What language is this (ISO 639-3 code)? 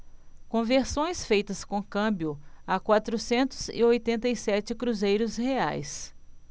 por